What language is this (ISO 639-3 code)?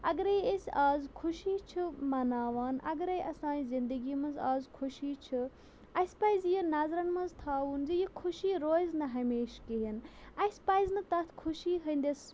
kas